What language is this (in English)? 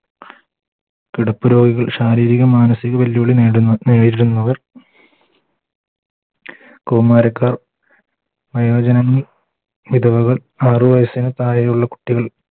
Malayalam